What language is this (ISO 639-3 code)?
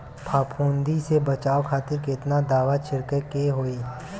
bho